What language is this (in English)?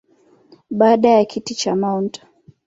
Swahili